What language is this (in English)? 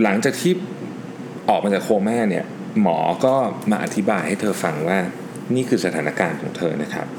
Thai